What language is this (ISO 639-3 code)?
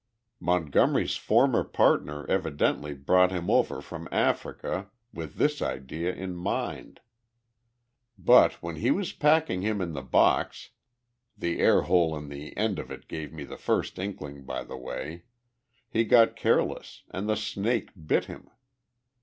eng